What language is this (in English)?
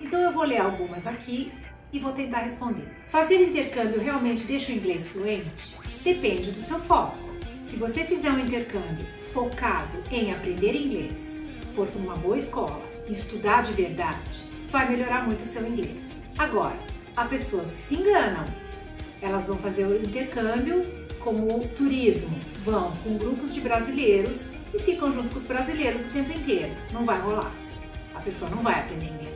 Portuguese